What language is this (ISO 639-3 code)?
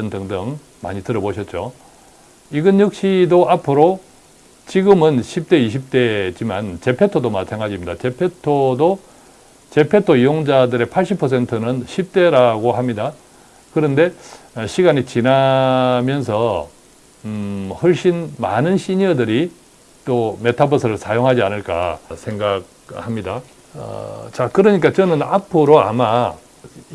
kor